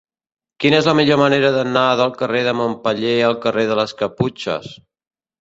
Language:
Catalan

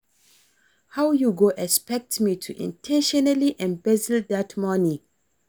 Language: Nigerian Pidgin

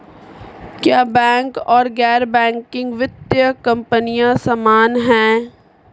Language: Hindi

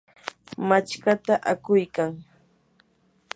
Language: Yanahuanca Pasco Quechua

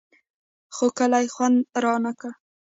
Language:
Pashto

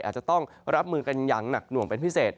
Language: Thai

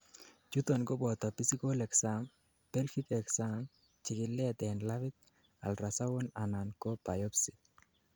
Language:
Kalenjin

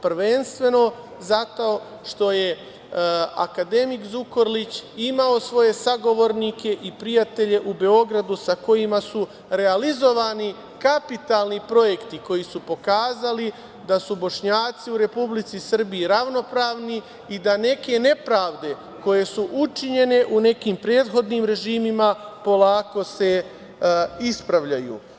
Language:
Serbian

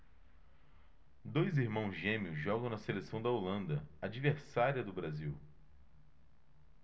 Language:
Portuguese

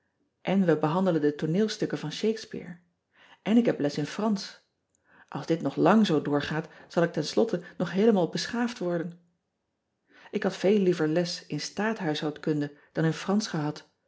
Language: Dutch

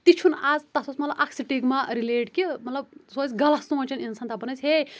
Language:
Kashmiri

